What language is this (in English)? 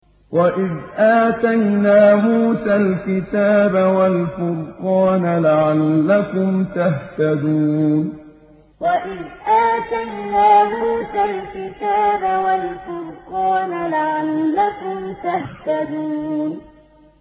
Arabic